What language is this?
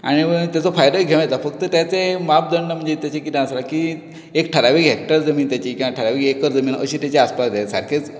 Konkani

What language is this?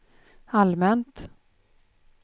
Swedish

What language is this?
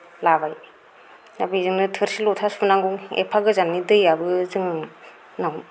Bodo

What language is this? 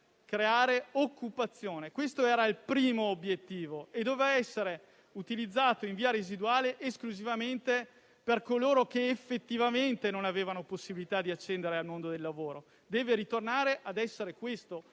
Italian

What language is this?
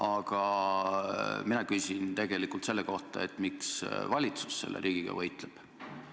Estonian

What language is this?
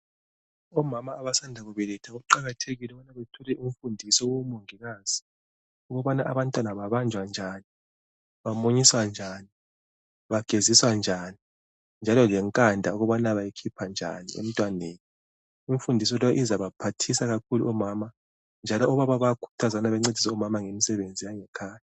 North Ndebele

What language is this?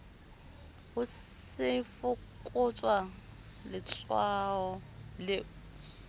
Southern Sotho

